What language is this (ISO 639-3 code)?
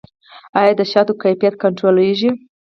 pus